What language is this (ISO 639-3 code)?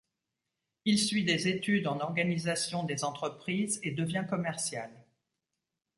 fra